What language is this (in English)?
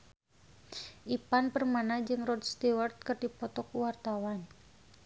Sundanese